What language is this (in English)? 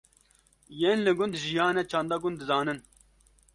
Kurdish